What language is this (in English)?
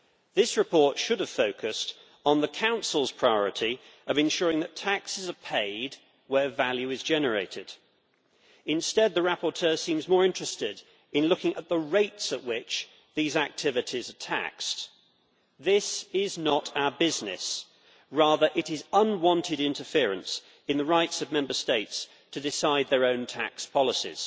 English